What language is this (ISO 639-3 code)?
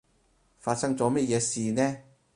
yue